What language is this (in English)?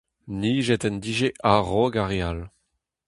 Breton